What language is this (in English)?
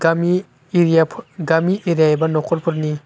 Bodo